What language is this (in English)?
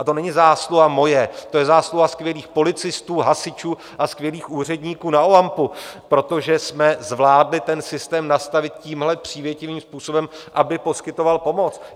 Czech